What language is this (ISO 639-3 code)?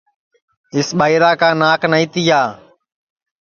ssi